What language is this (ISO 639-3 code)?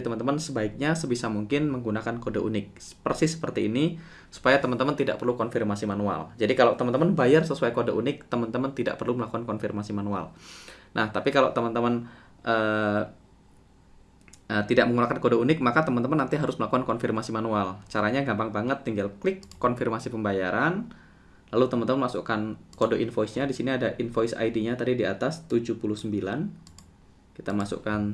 ind